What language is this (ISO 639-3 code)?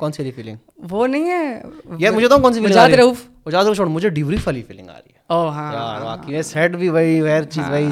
urd